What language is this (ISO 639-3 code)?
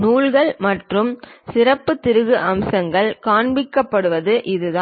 tam